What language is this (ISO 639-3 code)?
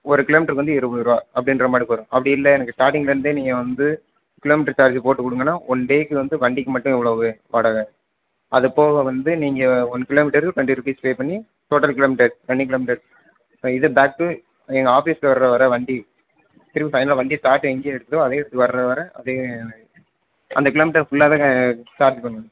tam